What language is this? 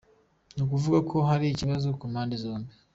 Kinyarwanda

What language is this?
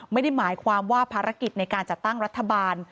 Thai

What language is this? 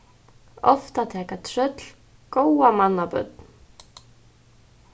Faroese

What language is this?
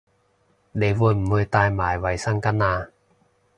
Cantonese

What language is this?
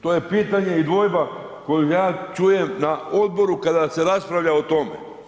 Croatian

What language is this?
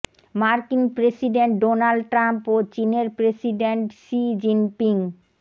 Bangla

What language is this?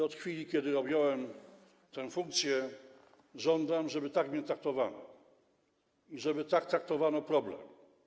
Polish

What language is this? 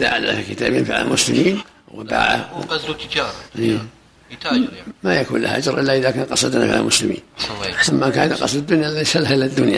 Arabic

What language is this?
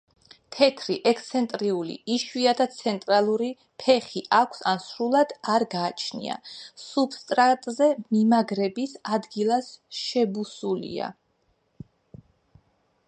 Georgian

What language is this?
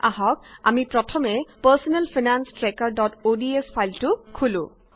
Assamese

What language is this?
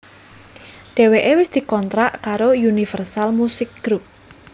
Javanese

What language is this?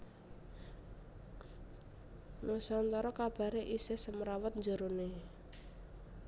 Javanese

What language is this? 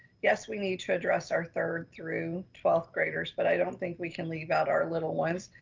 English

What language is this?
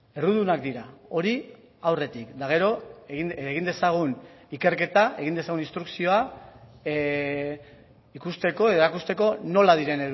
Basque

